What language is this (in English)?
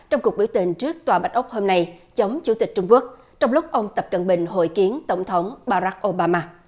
Vietnamese